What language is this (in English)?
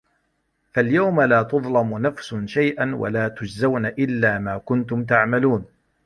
Arabic